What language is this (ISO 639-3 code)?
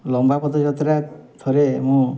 ori